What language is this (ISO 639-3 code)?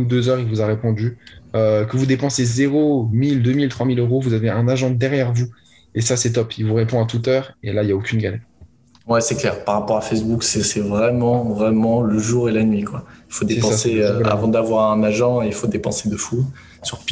fra